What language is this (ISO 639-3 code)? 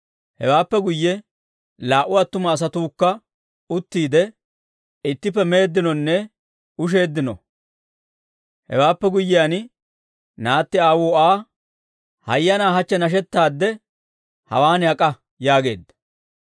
dwr